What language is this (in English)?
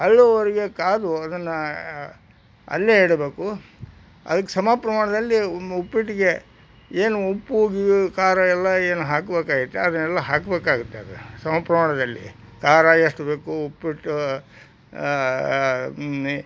Kannada